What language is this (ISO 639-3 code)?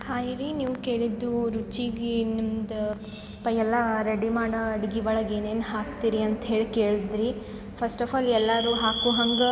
kan